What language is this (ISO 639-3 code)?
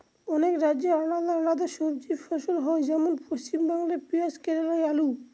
ben